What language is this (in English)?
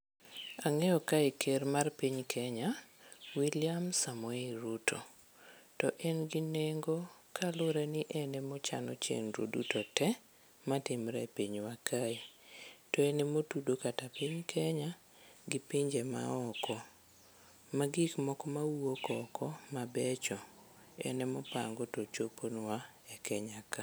Luo (Kenya and Tanzania)